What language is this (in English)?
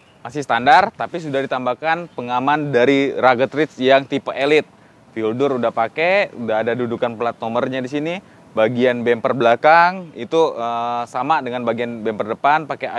Indonesian